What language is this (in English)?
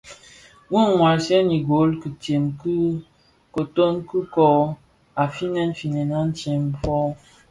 Bafia